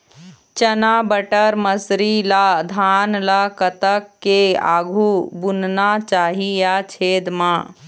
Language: Chhattisgarhi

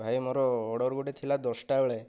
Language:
Odia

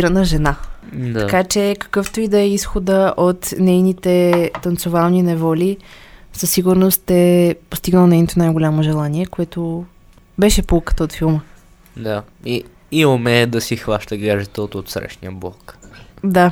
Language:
Bulgarian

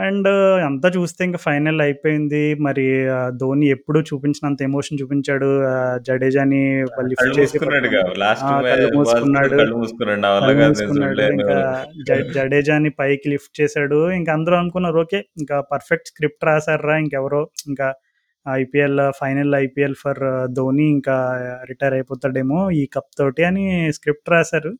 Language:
Telugu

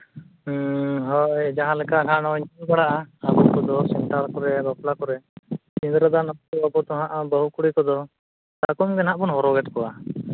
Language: Santali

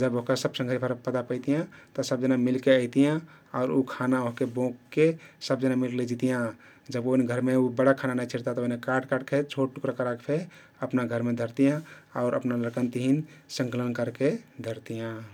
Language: Kathoriya Tharu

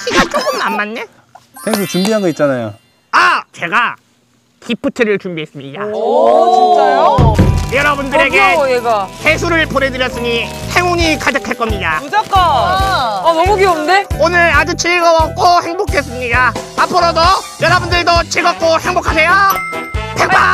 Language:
Korean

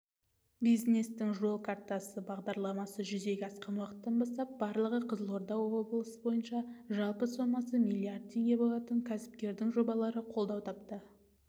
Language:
Kazakh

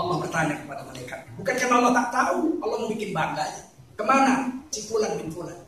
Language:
Indonesian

